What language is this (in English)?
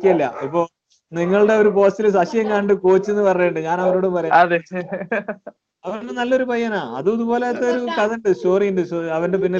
Malayalam